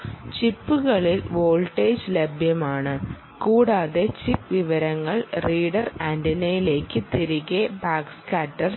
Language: Malayalam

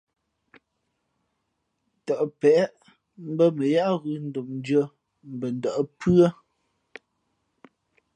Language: Fe'fe'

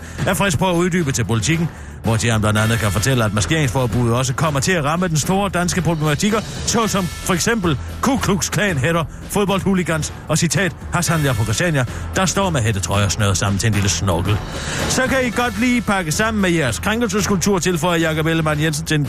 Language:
Danish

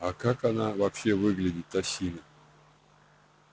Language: Russian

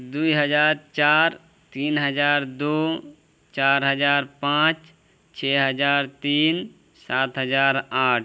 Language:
Urdu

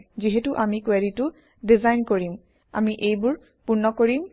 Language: Assamese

